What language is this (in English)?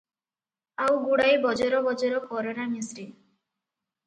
Odia